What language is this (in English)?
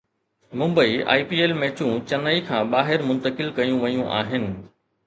Sindhi